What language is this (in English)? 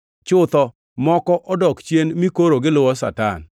Luo (Kenya and Tanzania)